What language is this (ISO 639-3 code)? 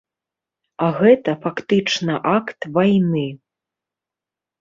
bel